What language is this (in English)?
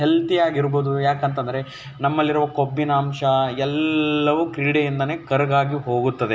Kannada